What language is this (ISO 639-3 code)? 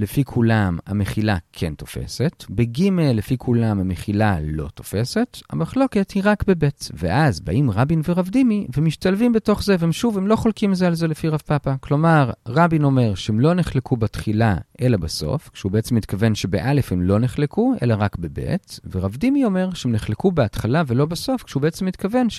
heb